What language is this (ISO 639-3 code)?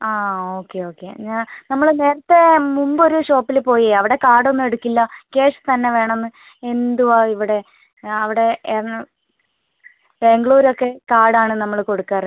mal